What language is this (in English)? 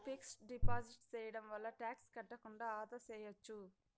Telugu